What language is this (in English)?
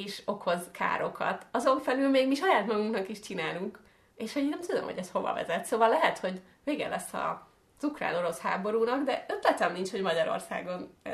Hungarian